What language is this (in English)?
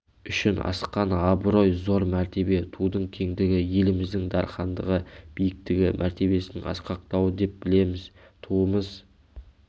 Kazakh